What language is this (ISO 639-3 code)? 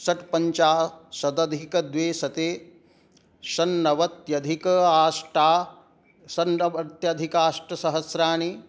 san